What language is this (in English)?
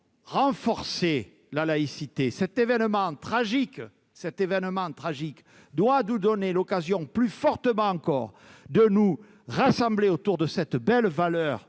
French